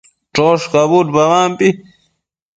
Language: Matsés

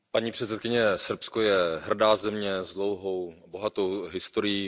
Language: Czech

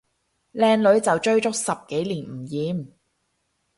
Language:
Cantonese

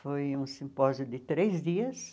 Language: Portuguese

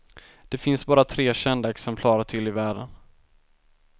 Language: Swedish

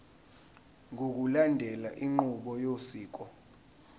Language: Zulu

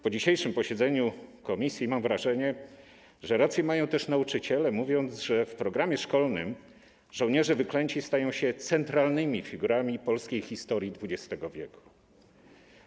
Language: Polish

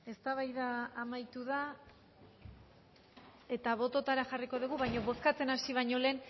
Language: Basque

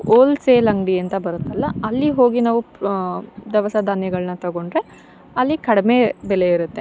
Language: Kannada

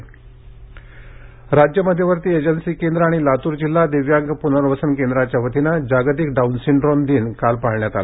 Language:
Marathi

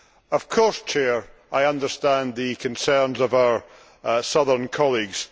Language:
English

